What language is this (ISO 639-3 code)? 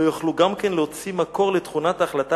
heb